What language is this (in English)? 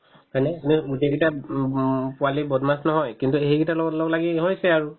Assamese